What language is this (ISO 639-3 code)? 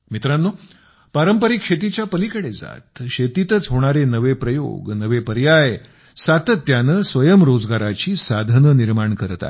mar